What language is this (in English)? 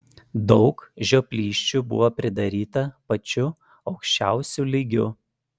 Lithuanian